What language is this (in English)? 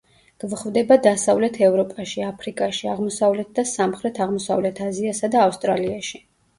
Georgian